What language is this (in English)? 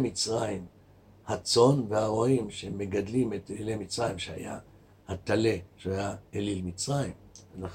Hebrew